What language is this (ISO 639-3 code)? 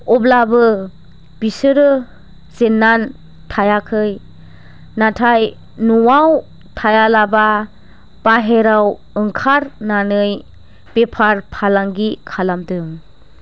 brx